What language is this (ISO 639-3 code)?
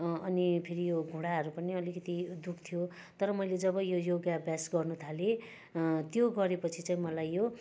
nep